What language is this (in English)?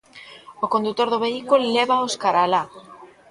Galician